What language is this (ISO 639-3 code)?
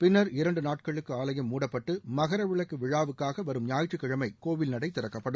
tam